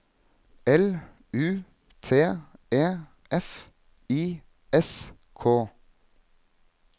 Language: Norwegian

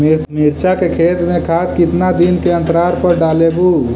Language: Magahi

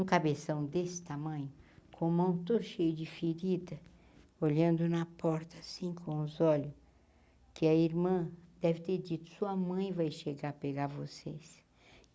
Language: Portuguese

